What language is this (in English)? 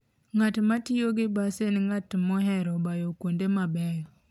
Luo (Kenya and Tanzania)